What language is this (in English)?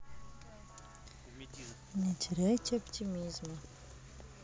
Russian